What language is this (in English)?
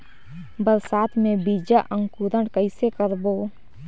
Chhattisgarhi